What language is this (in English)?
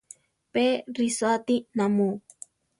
Central Tarahumara